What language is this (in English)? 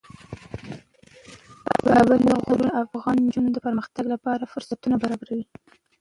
Pashto